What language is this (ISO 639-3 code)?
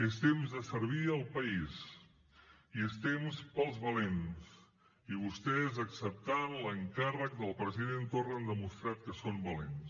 cat